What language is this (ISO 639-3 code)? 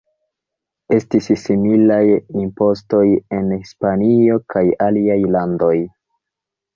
epo